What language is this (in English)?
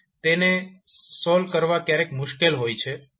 Gujarati